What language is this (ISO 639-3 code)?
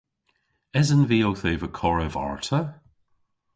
cor